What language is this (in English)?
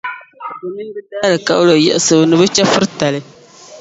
Dagbani